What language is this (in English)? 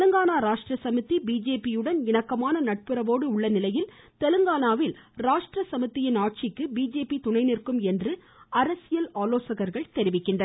Tamil